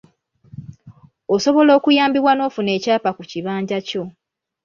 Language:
Ganda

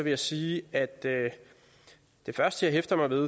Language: Danish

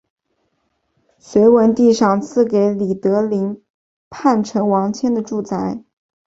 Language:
Chinese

